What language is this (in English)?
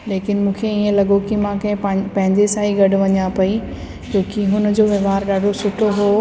Sindhi